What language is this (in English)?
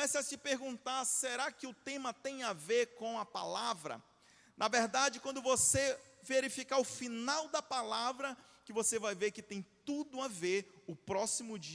Portuguese